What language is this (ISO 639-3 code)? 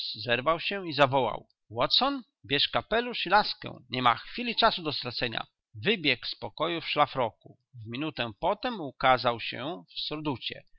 pol